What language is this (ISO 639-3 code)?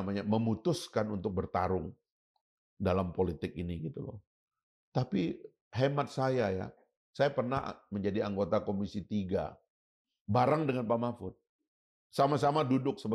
ind